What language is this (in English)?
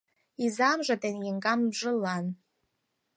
Mari